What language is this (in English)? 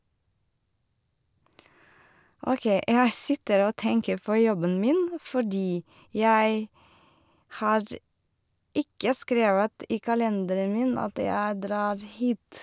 Norwegian